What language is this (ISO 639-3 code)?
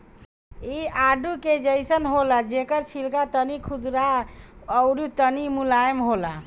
bho